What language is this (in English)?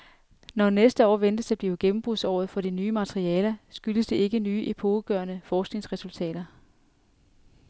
Danish